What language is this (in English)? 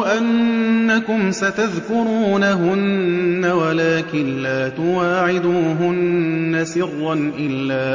Arabic